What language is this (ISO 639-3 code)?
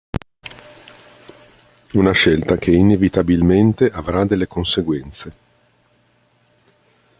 ita